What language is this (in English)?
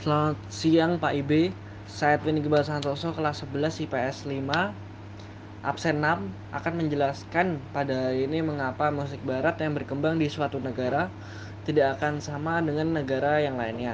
Indonesian